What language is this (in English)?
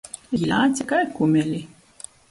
Latgalian